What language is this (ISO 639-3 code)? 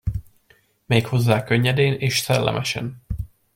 hun